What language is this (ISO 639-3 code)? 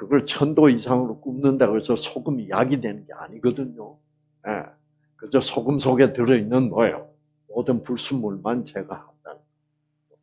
kor